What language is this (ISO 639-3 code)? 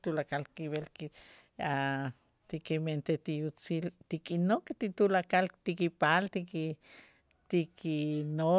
itz